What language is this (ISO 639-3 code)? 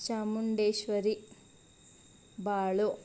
kan